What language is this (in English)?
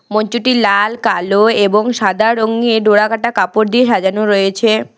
Bangla